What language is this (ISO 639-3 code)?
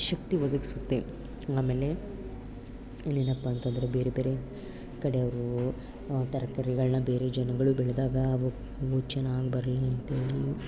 kan